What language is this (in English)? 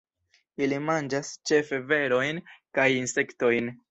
Esperanto